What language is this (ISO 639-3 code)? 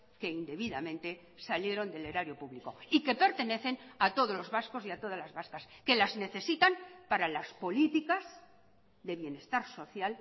spa